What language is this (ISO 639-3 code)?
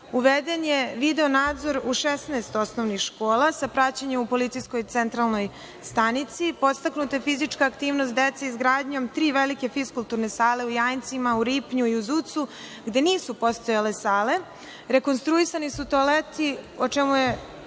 srp